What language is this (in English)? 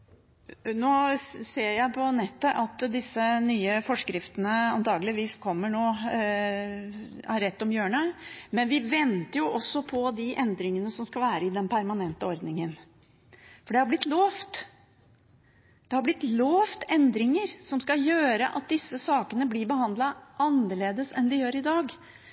Norwegian Bokmål